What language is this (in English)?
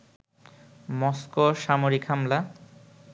Bangla